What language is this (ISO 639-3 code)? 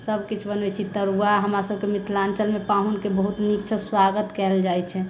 mai